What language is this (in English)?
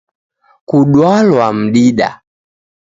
Taita